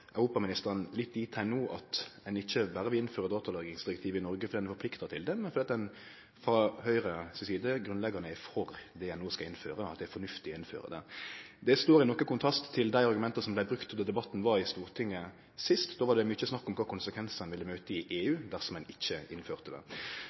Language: Norwegian Nynorsk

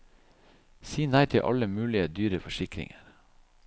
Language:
Norwegian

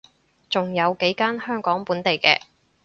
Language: Cantonese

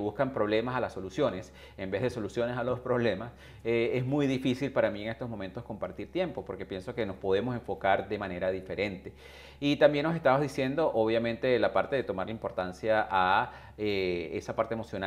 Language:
Spanish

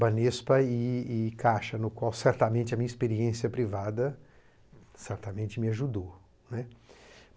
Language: Portuguese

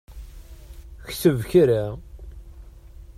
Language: Kabyle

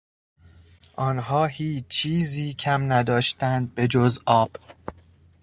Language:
Persian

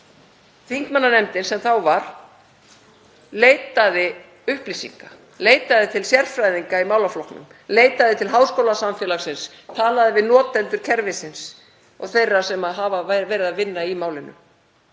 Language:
Icelandic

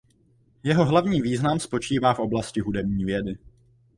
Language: Czech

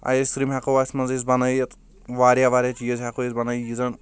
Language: Kashmiri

